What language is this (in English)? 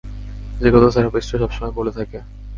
Bangla